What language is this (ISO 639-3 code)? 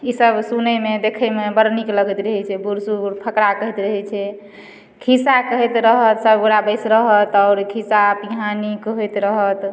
mai